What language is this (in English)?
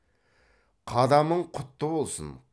Kazakh